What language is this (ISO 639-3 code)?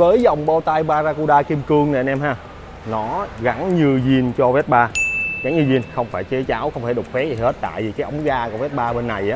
vie